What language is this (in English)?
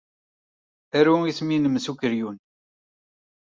Kabyle